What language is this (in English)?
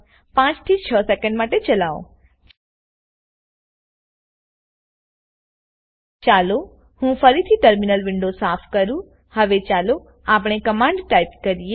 Gujarati